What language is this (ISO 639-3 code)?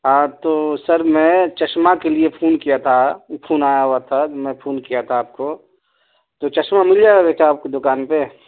urd